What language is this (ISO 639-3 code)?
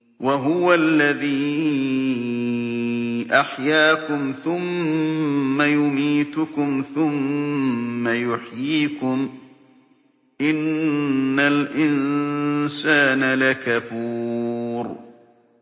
ara